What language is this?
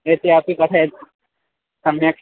Sanskrit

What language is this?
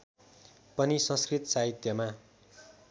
Nepali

